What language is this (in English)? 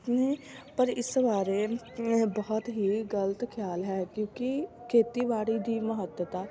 Punjabi